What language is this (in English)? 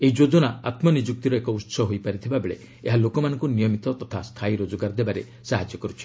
Odia